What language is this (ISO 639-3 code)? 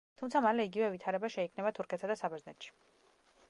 kat